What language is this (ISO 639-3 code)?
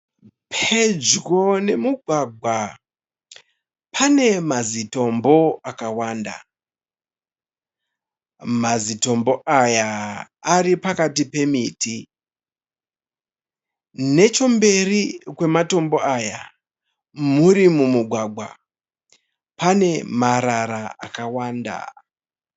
sna